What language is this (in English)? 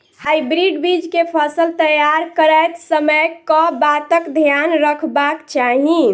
Maithili